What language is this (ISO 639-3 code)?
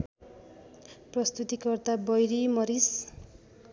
nep